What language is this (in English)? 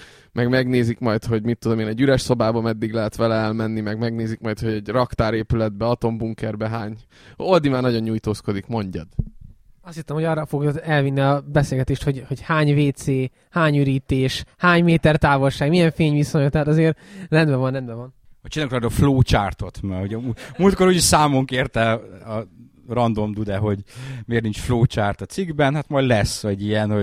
Hungarian